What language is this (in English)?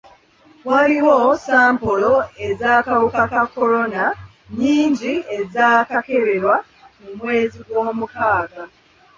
Ganda